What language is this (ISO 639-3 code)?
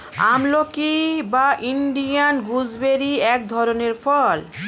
ben